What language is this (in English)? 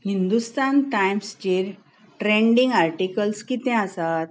Konkani